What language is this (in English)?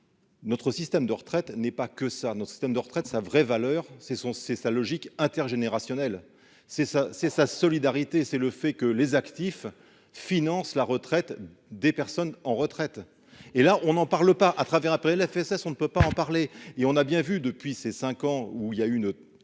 French